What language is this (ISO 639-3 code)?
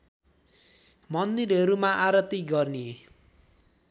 nep